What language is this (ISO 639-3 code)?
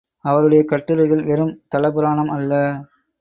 tam